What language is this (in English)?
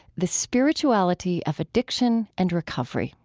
English